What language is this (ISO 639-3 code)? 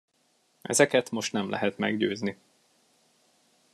hun